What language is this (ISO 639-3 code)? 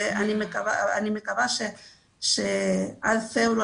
heb